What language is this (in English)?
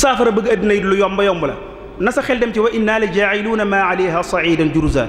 Arabic